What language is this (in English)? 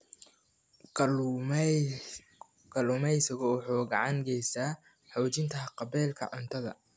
Somali